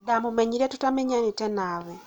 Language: Kikuyu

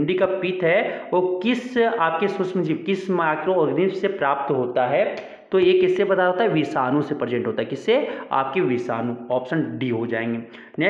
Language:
Hindi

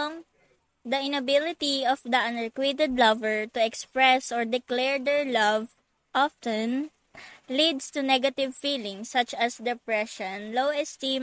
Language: Filipino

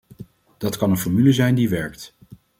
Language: Dutch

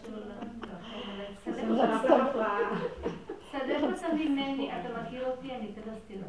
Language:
Hebrew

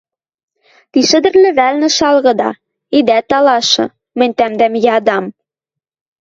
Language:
Western Mari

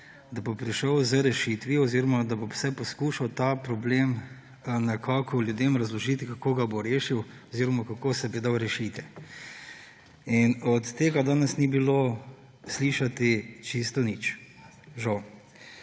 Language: Slovenian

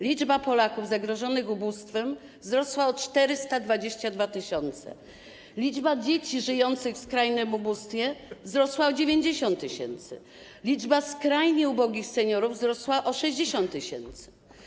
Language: Polish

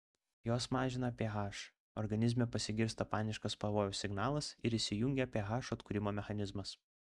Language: Lithuanian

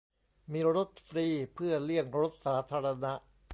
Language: Thai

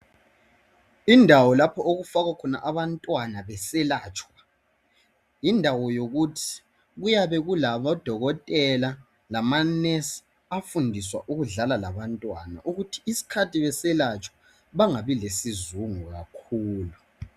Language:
North Ndebele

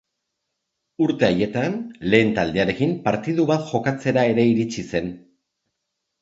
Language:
Basque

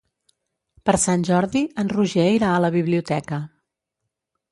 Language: Catalan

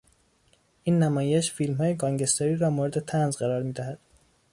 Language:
Persian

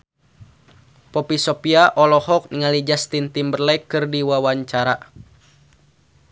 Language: Sundanese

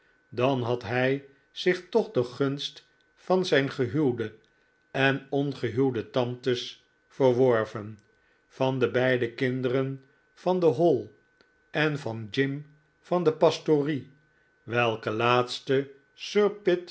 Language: Dutch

